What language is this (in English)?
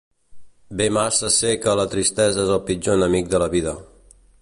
Catalan